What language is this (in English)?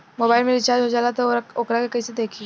Bhojpuri